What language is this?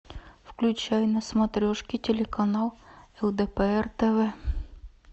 Russian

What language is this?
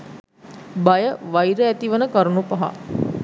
Sinhala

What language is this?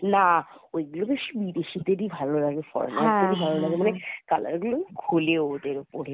Bangla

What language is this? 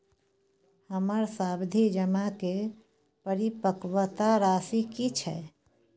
Maithili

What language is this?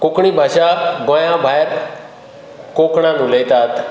Konkani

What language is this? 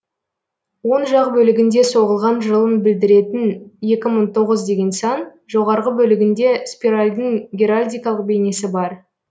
Kazakh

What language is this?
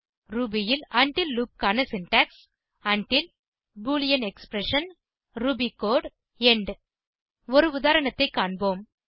Tamil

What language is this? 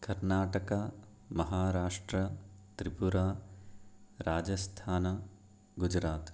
Sanskrit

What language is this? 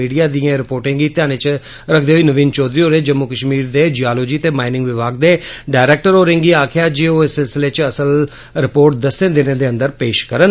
Dogri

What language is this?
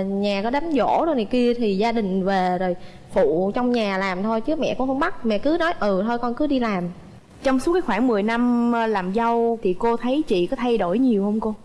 Vietnamese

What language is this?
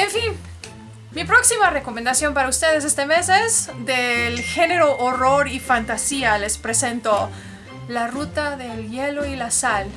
Spanish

